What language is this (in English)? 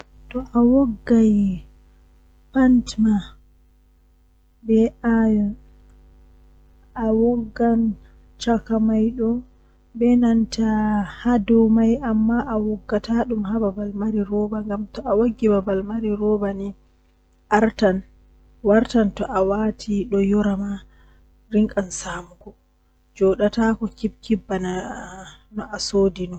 Western Niger Fulfulde